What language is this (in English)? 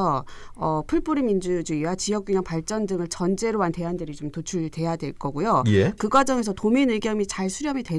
Korean